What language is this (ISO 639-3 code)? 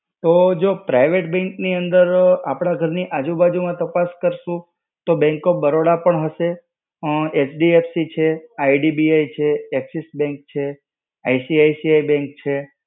guj